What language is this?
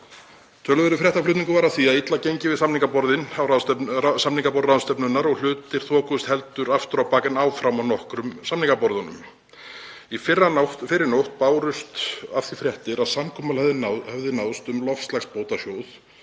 Icelandic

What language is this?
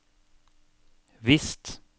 Norwegian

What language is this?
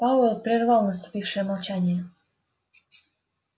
Russian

